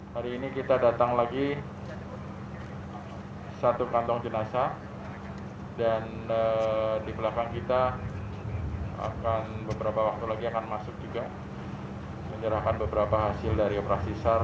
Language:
Indonesian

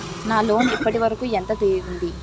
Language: Telugu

